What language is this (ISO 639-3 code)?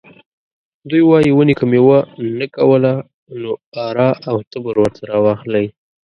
pus